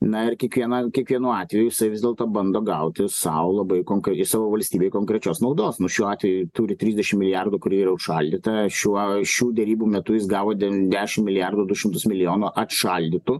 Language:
Lithuanian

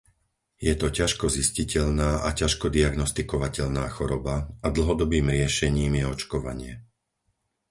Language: Slovak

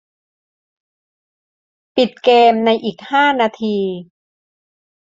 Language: Thai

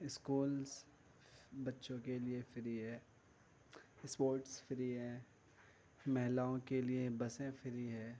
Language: Urdu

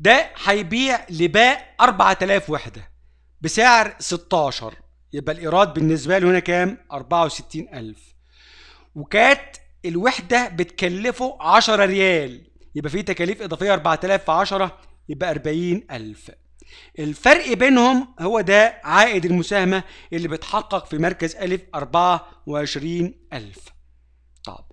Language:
Arabic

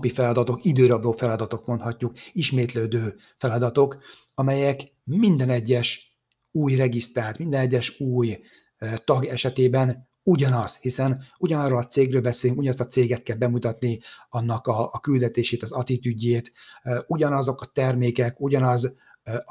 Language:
Hungarian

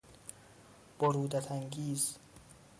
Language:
Persian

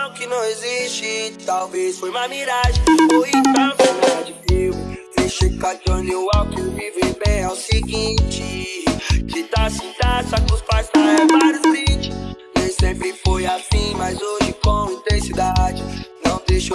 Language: Portuguese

